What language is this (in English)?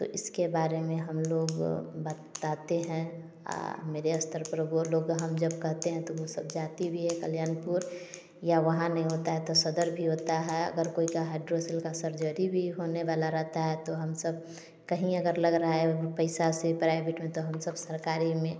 Hindi